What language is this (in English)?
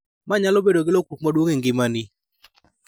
Luo (Kenya and Tanzania)